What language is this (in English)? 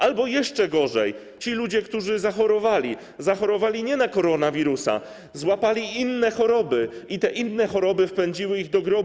Polish